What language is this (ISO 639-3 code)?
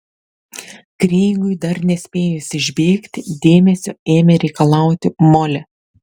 lit